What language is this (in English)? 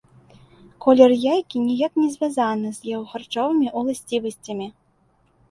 Belarusian